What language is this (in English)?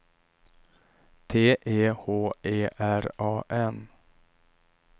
Swedish